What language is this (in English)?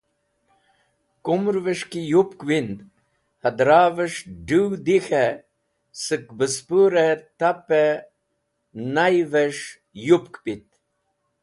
Wakhi